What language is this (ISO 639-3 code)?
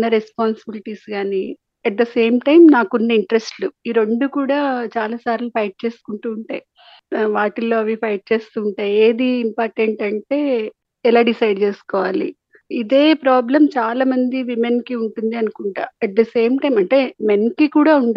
tel